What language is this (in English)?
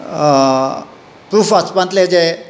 Konkani